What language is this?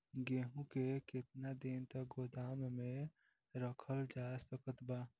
Bhojpuri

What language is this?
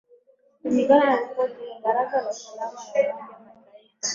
Swahili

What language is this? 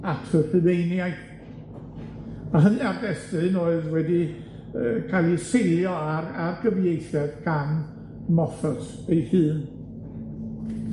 Welsh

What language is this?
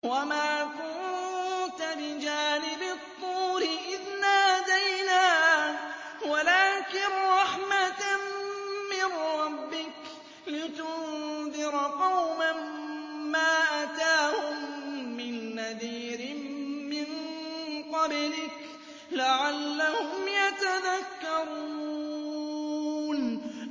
Arabic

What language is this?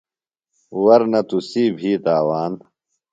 Phalura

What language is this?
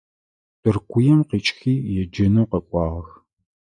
Adyghe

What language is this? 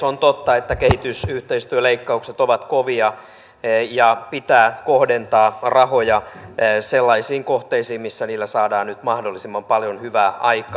Finnish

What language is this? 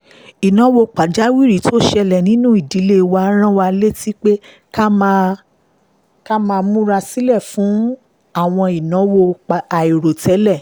Yoruba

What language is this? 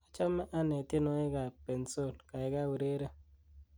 Kalenjin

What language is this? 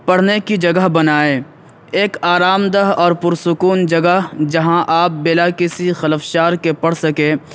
Urdu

